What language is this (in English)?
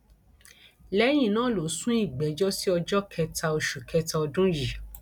Yoruba